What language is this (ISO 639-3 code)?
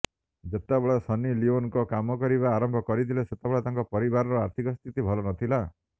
ori